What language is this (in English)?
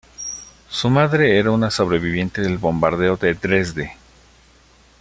Spanish